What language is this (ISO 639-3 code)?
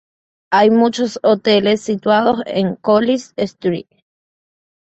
spa